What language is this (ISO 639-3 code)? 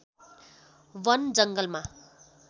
nep